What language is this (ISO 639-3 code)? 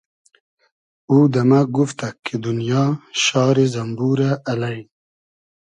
haz